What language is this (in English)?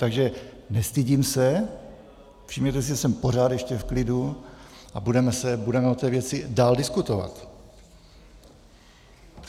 Czech